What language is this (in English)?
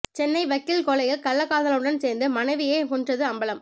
Tamil